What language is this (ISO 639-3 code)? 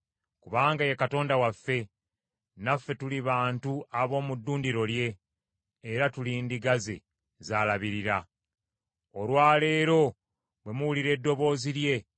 lug